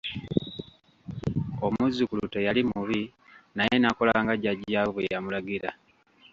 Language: Ganda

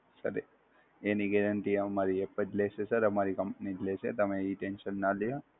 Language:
Gujarati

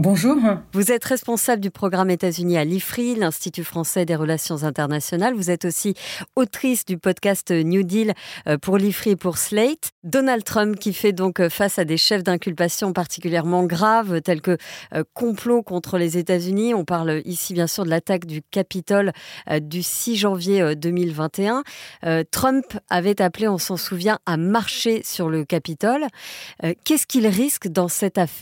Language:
French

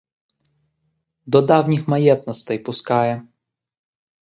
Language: Ukrainian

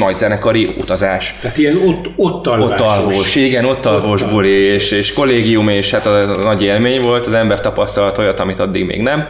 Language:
Hungarian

